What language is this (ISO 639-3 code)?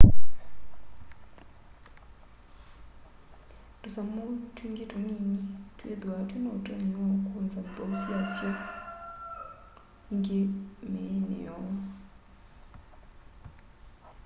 kam